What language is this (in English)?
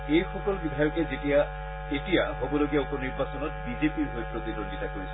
Assamese